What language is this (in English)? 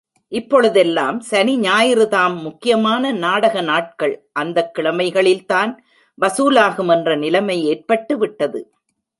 Tamil